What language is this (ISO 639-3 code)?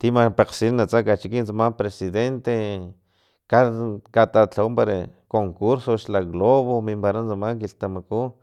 tlp